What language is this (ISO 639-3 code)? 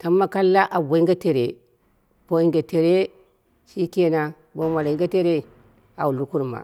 kna